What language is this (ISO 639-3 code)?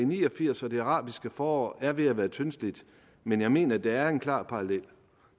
dan